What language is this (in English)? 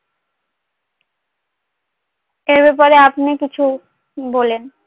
Bangla